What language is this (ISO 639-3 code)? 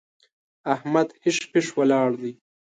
pus